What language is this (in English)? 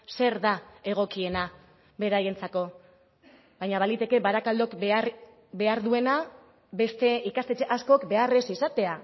Basque